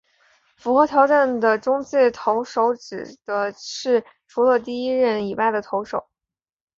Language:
Chinese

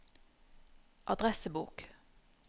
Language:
Norwegian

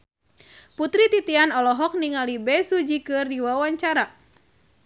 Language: Sundanese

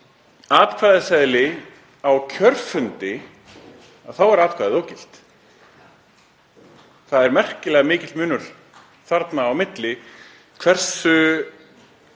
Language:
Icelandic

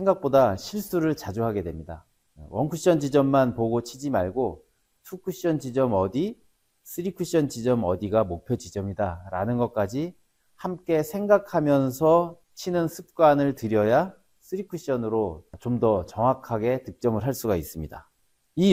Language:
Korean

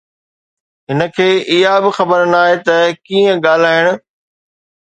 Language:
Sindhi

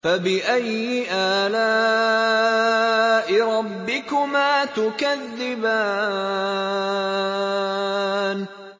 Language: Arabic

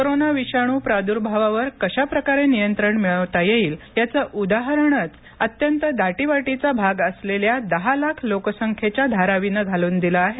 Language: Marathi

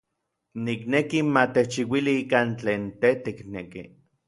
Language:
Orizaba Nahuatl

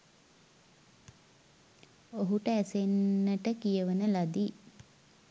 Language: Sinhala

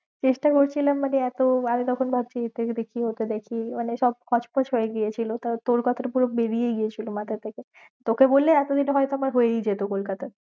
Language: Bangla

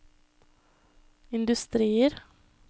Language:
Norwegian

